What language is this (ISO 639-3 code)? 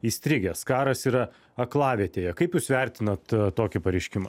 lit